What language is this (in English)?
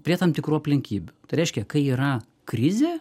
Lithuanian